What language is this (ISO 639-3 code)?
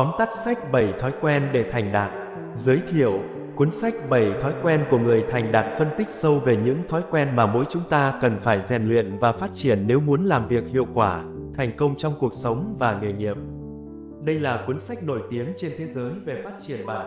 vie